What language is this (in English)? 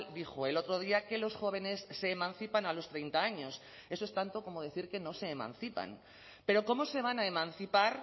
Spanish